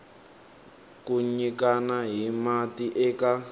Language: Tsonga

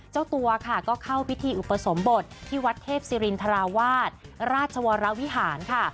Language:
Thai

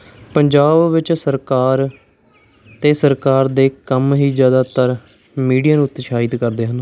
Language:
Punjabi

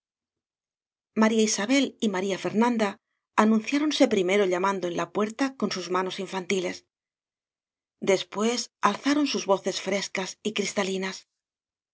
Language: Spanish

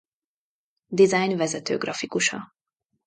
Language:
Hungarian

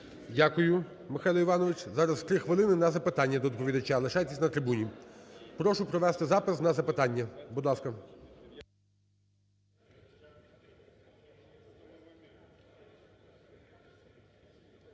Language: Ukrainian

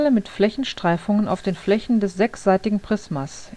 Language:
German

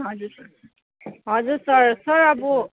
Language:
Nepali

